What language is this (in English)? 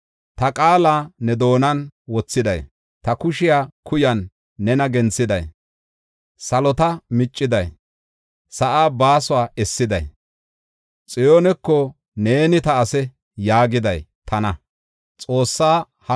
Gofa